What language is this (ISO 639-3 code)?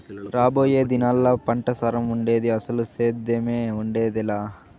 tel